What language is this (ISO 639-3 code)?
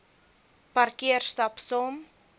afr